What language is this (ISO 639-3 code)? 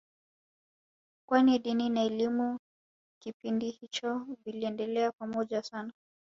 swa